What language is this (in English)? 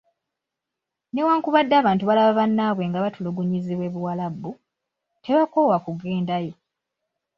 Ganda